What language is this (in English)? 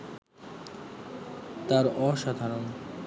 Bangla